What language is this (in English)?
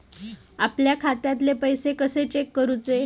Marathi